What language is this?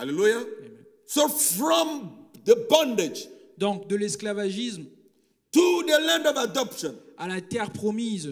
French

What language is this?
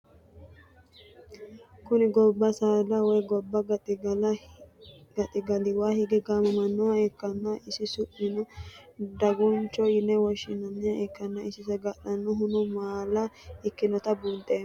Sidamo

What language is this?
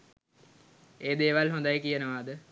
Sinhala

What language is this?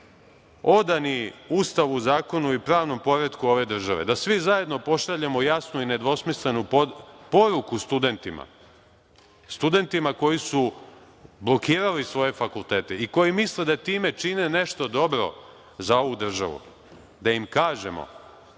Serbian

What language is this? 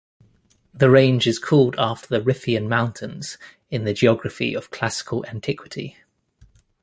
English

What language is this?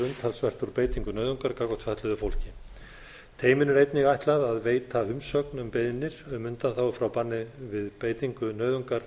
Icelandic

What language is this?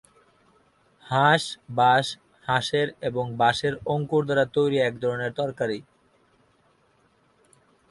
Bangla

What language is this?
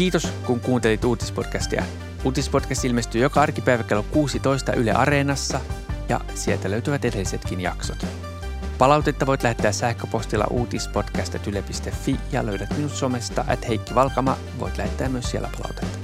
Finnish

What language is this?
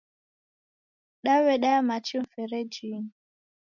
Taita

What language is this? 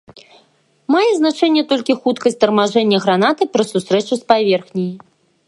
Belarusian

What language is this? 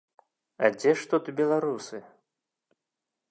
Belarusian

